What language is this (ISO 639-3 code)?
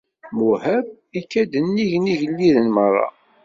kab